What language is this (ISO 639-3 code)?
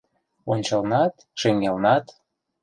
chm